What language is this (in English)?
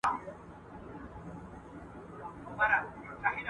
Pashto